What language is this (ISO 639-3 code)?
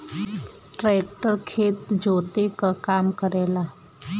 bho